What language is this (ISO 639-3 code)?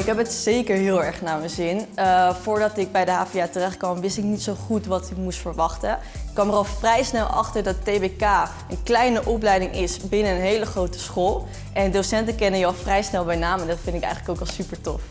nld